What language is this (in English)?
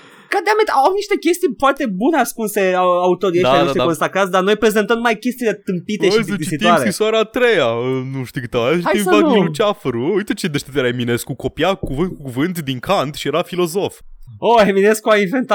Romanian